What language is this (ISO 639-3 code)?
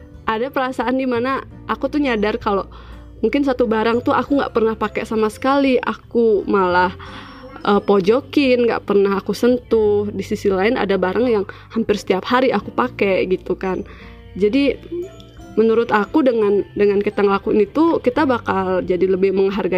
ind